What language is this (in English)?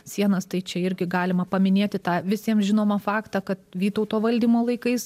Lithuanian